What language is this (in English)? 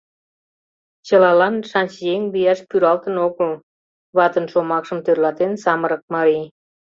Mari